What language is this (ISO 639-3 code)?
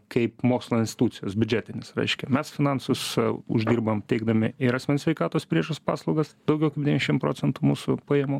lit